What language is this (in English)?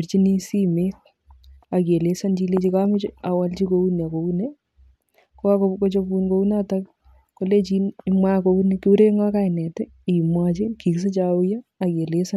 Kalenjin